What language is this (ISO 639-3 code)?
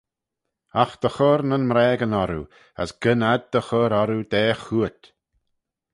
glv